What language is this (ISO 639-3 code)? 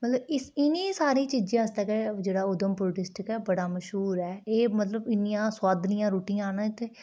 doi